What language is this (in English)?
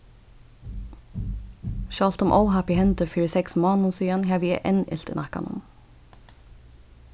Faroese